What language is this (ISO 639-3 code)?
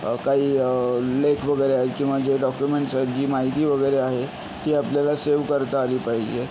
mar